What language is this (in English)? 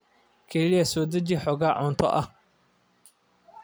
Somali